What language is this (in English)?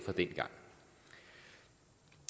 Danish